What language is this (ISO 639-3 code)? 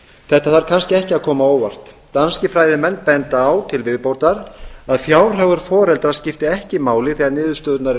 isl